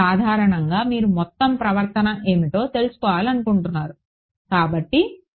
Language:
Telugu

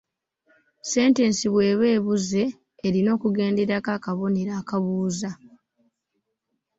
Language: Ganda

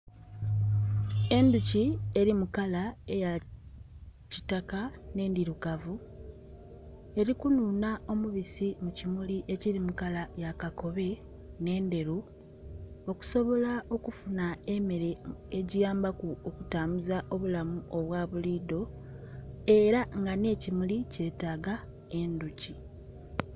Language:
Soga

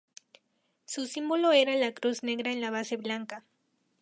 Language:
Spanish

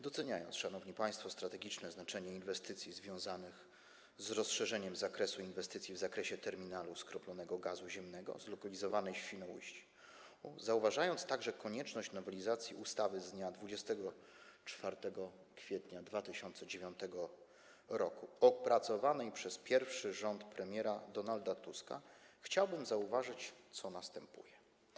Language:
Polish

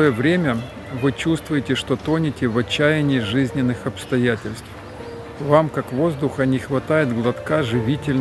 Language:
Russian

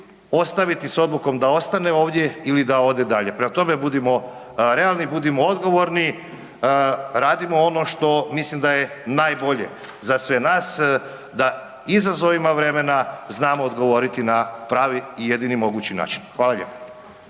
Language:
Croatian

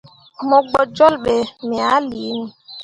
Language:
Mundang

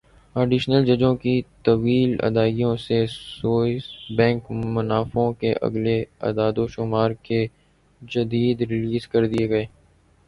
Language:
Urdu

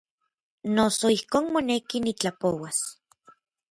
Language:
Orizaba Nahuatl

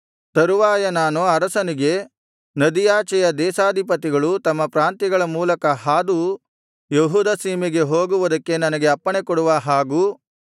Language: Kannada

